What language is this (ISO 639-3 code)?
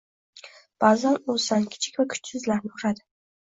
uzb